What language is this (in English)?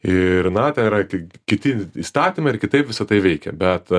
Lithuanian